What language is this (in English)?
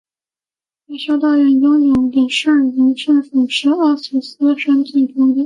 Chinese